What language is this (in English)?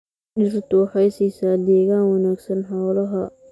Somali